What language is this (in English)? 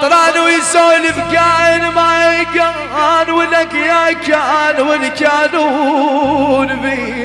Arabic